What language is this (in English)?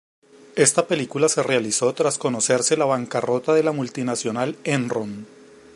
Spanish